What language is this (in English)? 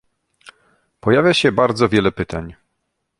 Polish